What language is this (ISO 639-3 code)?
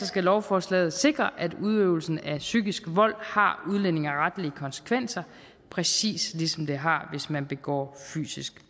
dan